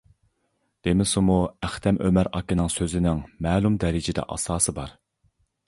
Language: Uyghur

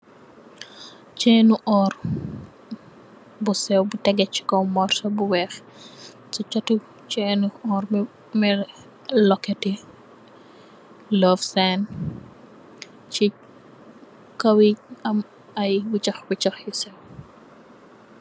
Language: Wolof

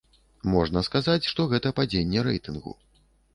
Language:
Belarusian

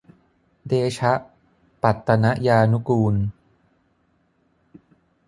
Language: Thai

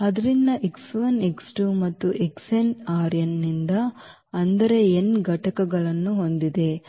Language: Kannada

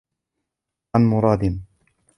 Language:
Arabic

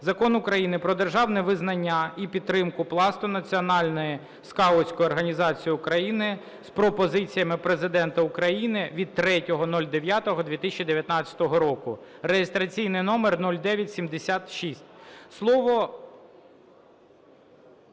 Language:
Ukrainian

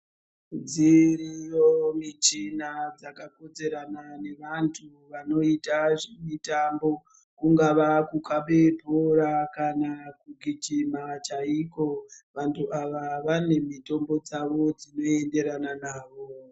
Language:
Ndau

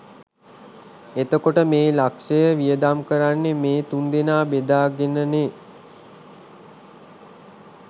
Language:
Sinhala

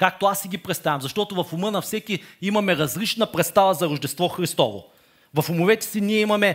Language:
Bulgarian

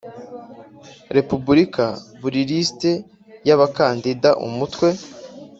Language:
Kinyarwanda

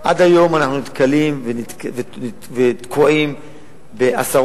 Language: Hebrew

